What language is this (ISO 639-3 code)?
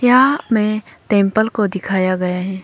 hin